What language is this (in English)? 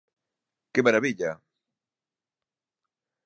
Galician